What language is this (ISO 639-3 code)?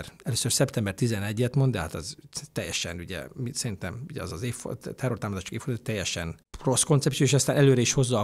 hun